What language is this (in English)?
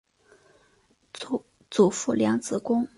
Chinese